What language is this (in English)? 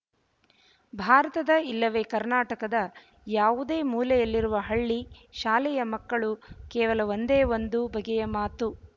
Kannada